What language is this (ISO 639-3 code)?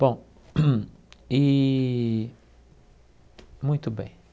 por